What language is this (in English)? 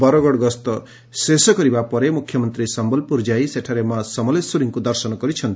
Odia